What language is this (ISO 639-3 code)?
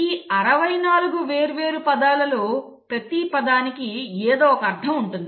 tel